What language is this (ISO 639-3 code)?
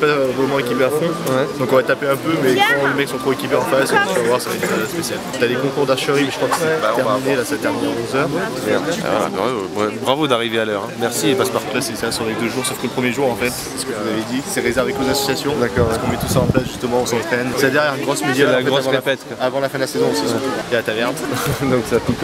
fra